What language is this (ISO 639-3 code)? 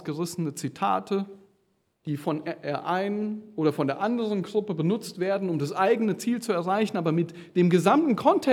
deu